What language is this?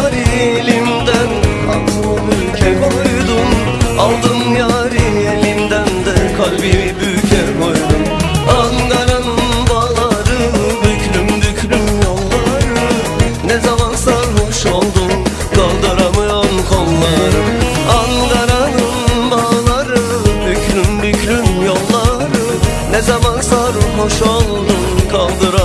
Turkish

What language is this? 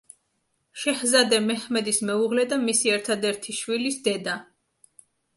Georgian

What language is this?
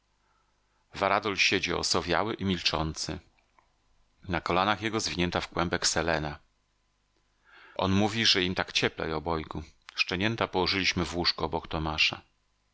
Polish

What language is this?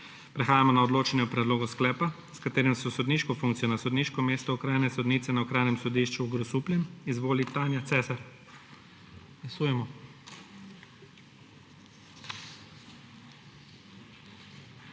Slovenian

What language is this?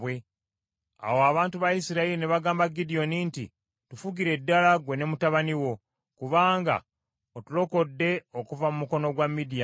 Ganda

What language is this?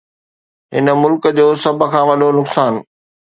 Sindhi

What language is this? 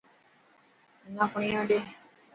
Dhatki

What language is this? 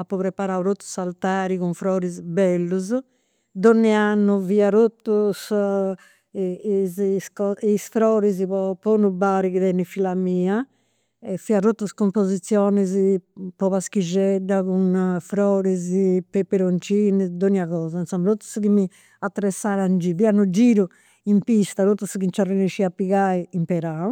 Campidanese Sardinian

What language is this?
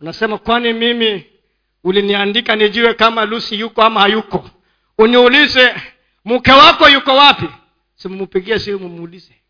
Swahili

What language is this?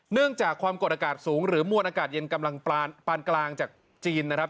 Thai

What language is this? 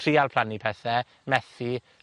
Welsh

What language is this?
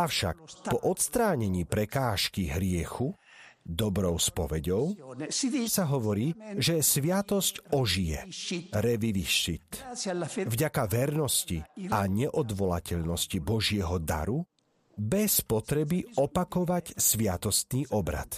Slovak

